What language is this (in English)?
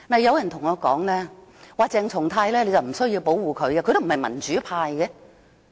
Cantonese